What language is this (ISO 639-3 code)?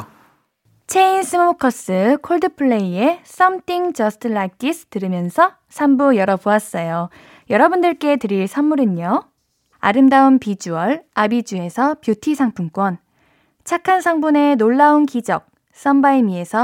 kor